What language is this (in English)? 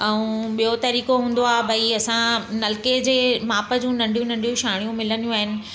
Sindhi